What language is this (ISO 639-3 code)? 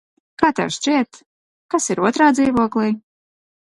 lav